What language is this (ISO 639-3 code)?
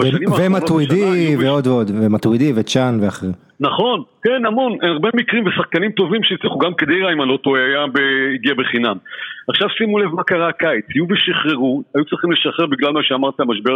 heb